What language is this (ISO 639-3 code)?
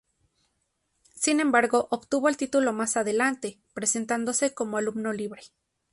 spa